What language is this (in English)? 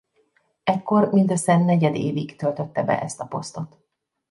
Hungarian